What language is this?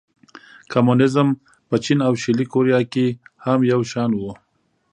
Pashto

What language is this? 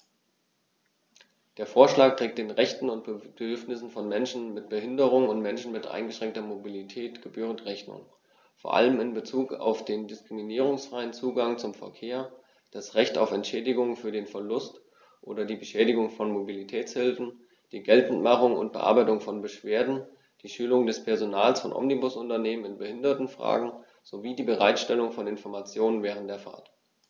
German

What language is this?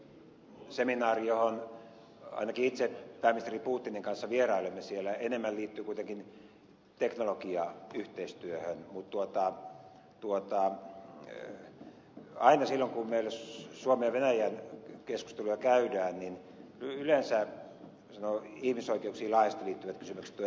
Finnish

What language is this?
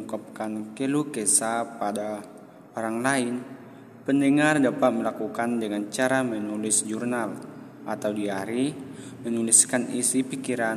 Indonesian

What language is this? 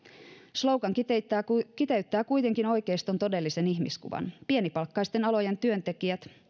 Finnish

